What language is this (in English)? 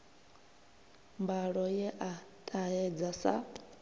Venda